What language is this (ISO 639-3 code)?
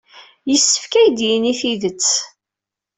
kab